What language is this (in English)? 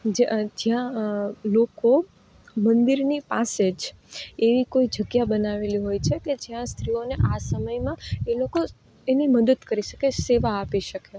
Gujarati